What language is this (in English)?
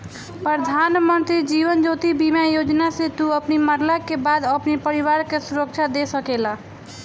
Bhojpuri